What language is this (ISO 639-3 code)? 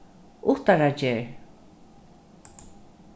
fao